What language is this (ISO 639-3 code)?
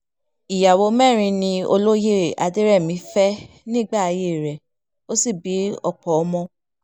yor